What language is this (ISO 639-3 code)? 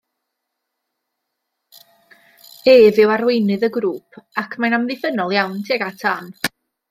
cym